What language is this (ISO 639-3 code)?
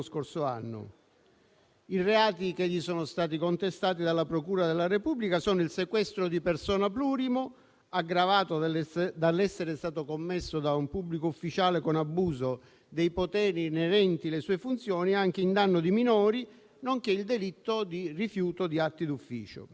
ita